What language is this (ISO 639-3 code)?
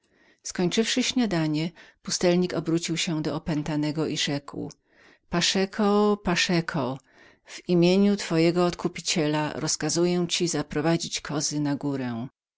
pol